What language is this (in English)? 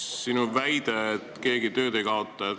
Estonian